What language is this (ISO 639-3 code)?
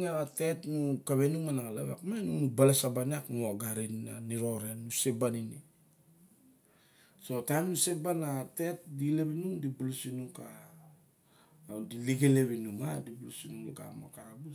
bjk